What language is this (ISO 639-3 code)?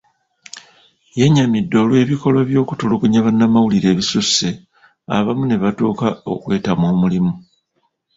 lug